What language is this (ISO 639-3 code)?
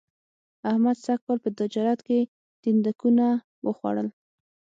pus